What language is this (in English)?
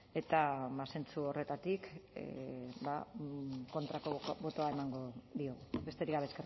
Basque